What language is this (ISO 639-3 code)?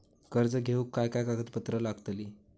mar